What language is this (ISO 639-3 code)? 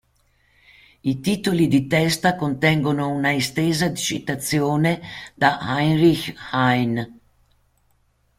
ita